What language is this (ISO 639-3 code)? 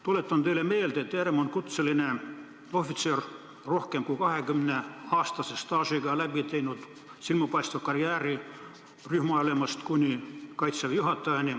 est